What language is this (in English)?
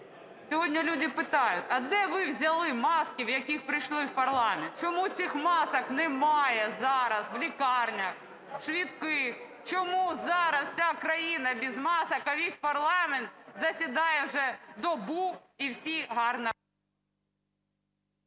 Ukrainian